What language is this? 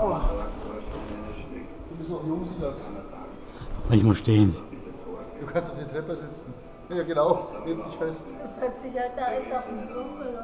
German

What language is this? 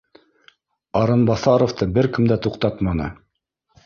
Bashkir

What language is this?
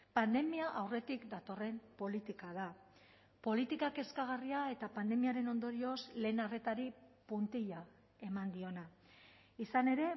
Basque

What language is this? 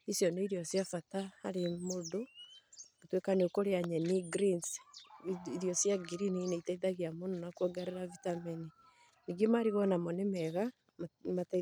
Kikuyu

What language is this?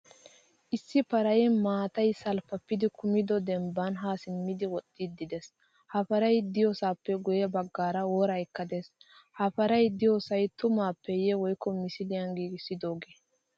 Wolaytta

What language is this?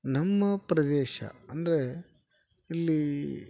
Kannada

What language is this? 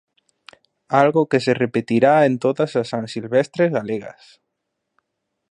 Galician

